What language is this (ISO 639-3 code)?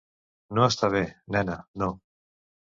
cat